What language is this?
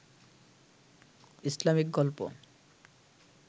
Bangla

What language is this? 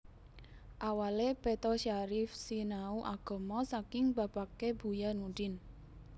Javanese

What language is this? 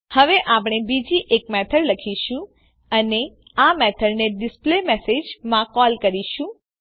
Gujarati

